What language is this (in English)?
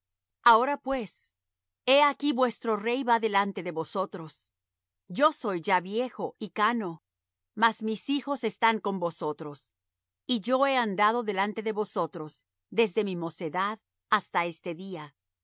Spanish